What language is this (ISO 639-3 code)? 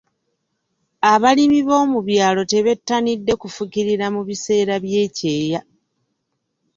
lug